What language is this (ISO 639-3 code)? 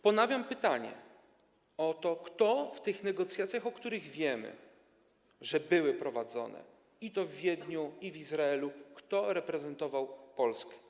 pol